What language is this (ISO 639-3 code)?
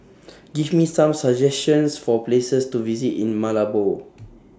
eng